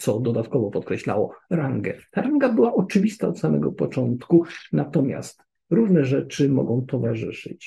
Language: Polish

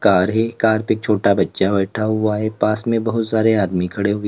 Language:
Hindi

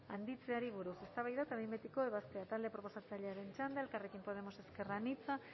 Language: Basque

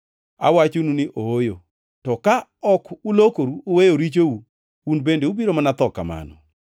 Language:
Luo (Kenya and Tanzania)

